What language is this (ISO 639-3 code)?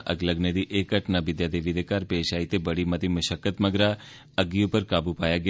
doi